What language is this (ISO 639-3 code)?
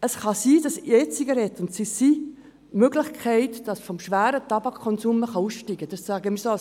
gsw